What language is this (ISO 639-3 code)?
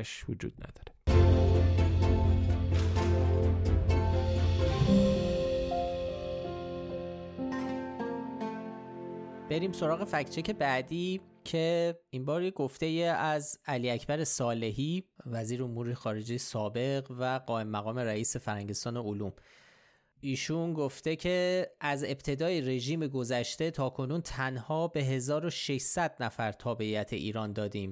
fas